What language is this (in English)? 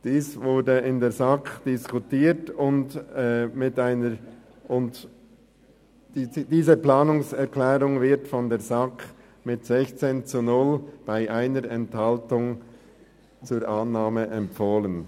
Swiss German